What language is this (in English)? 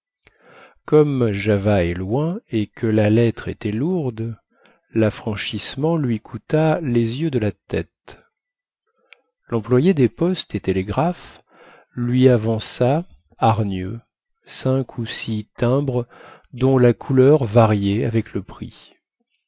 French